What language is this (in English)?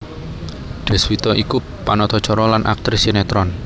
Javanese